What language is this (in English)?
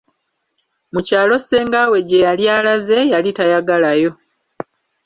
Ganda